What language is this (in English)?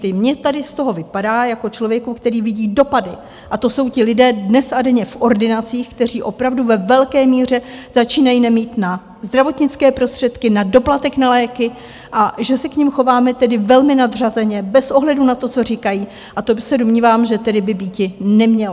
Czech